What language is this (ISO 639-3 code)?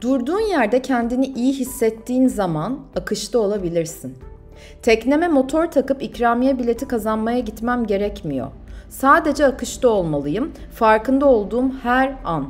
tur